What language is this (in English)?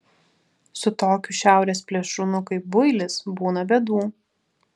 Lithuanian